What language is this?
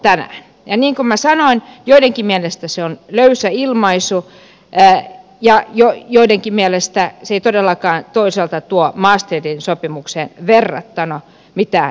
Finnish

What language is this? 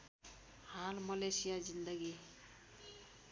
Nepali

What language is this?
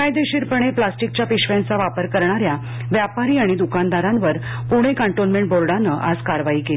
Marathi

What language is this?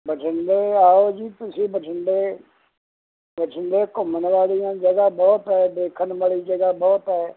Punjabi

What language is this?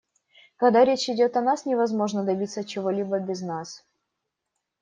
Russian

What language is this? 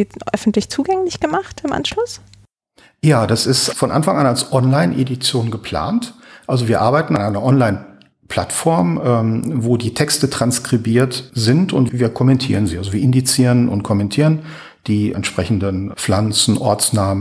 German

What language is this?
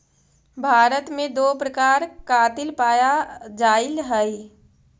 Magahi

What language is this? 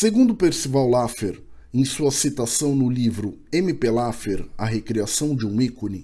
Portuguese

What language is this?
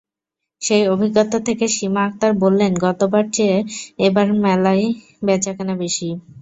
Bangla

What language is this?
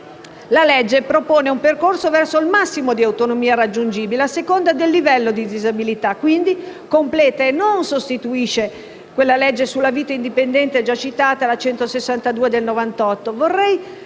Italian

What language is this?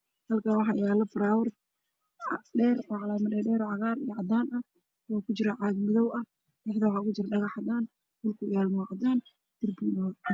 Somali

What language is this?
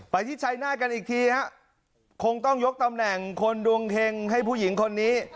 Thai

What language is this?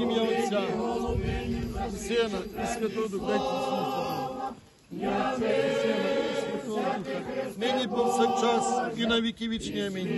Romanian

